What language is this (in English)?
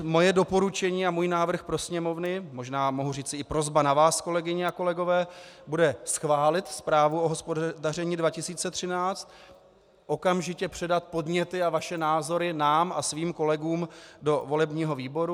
Czech